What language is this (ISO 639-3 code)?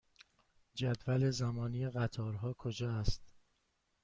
fas